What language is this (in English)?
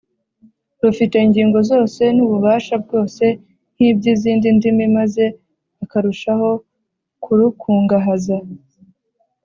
Kinyarwanda